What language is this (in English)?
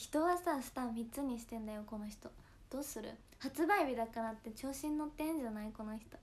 Japanese